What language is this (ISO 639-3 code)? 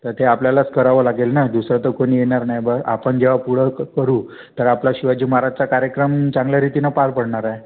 mar